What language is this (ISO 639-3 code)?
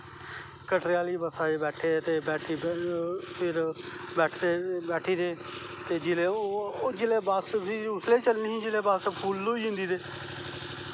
doi